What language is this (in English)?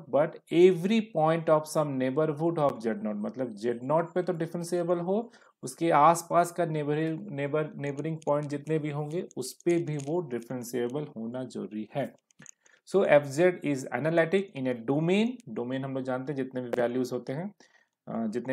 Hindi